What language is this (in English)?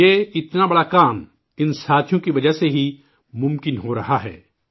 Urdu